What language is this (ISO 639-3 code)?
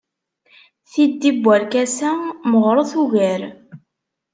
kab